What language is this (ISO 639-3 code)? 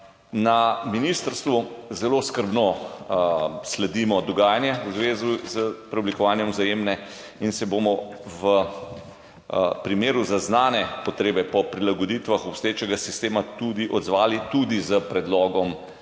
slv